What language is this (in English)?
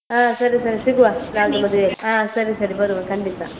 Kannada